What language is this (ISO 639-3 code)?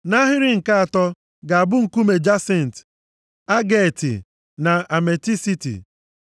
ibo